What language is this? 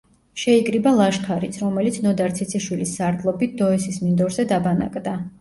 Georgian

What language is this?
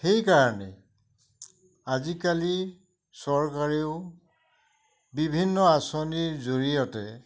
Assamese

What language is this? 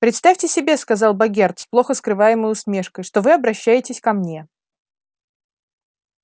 Russian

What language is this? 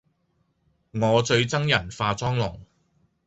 Cantonese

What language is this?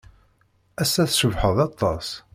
Kabyle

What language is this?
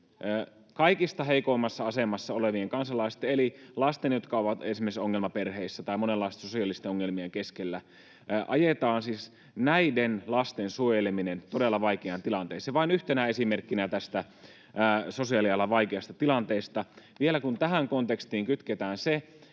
Finnish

